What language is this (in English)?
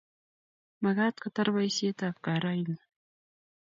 Kalenjin